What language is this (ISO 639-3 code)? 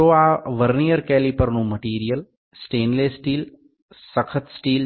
guj